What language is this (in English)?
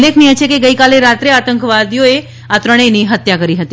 Gujarati